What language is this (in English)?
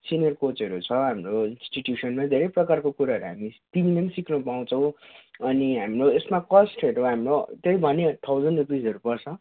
Nepali